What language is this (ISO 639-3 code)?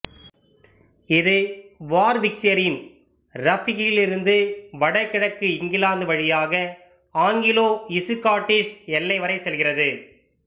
tam